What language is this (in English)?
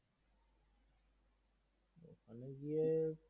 Bangla